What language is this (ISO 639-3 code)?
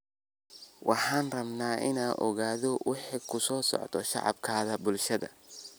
som